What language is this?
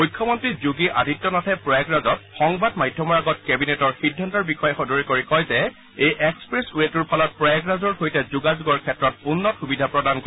Assamese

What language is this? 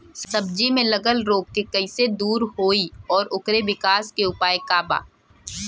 Bhojpuri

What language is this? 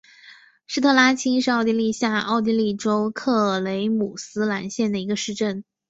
Chinese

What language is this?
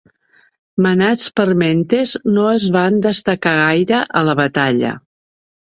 Catalan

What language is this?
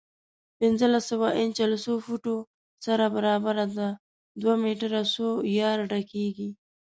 Pashto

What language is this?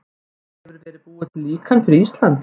Icelandic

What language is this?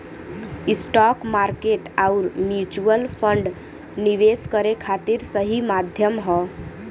Bhojpuri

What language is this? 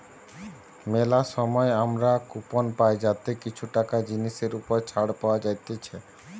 Bangla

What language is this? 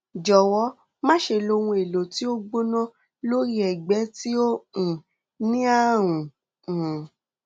Yoruba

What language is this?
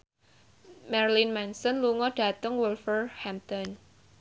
Javanese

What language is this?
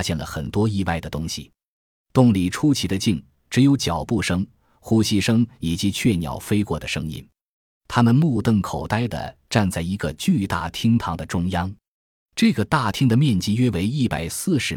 Chinese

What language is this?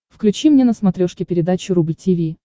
Russian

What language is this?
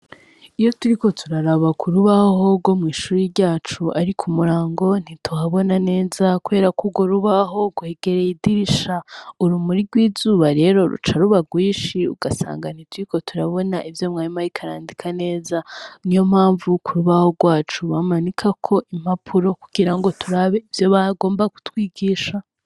Rundi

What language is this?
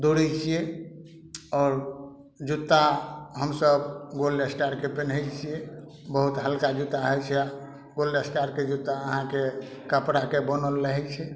Maithili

